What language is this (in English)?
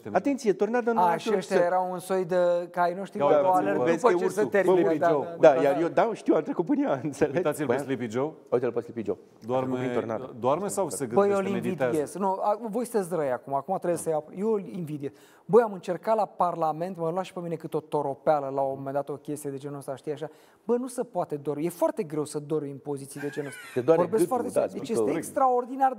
Romanian